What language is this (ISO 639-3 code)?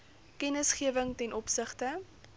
afr